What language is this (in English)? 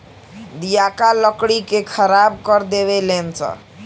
Bhojpuri